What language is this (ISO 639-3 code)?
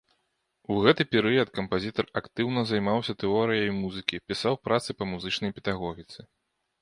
bel